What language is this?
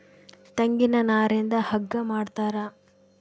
Kannada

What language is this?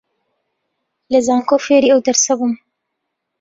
Central Kurdish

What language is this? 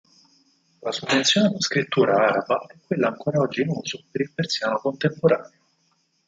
Italian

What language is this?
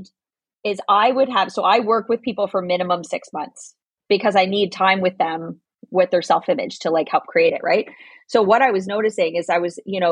English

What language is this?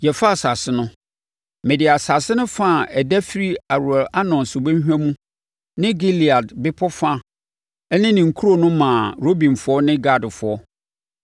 Akan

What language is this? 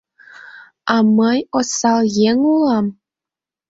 Mari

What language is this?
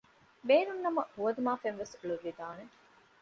Divehi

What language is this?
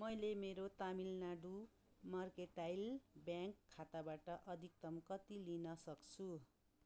Nepali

